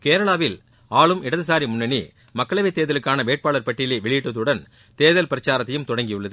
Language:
Tamil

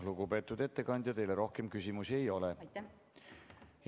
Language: Estonian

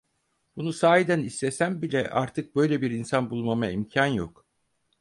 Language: Turkish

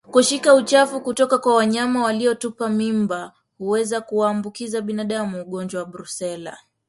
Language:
Swahili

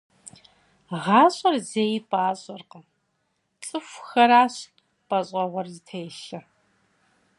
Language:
Kabardian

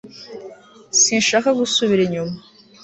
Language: Kinyarwanda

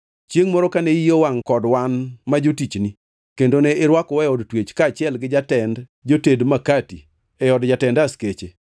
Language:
Luo (Kenya and Tanzania)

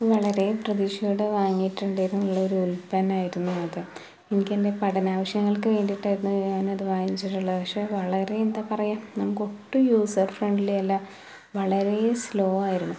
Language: Malayalam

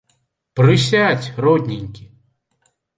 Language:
Belarusian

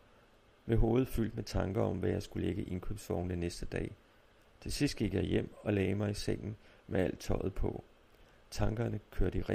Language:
Danish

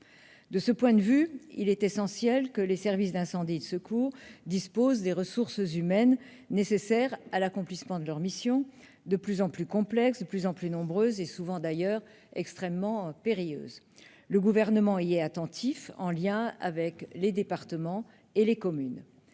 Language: French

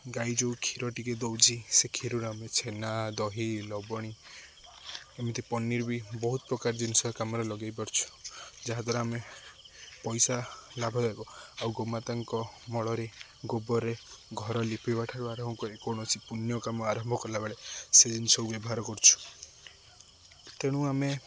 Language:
Odia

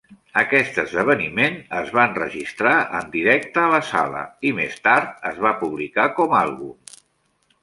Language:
Catalan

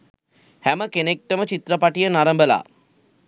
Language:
Sinhala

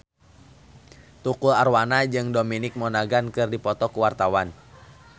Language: Sundanese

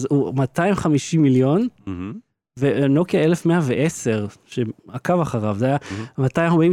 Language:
Hebrew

